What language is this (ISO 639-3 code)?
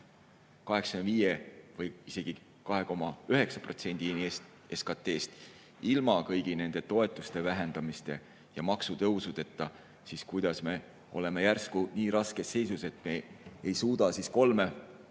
est